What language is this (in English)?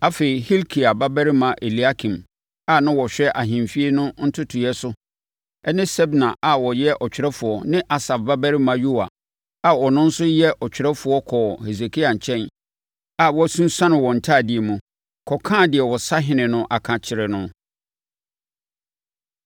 Akan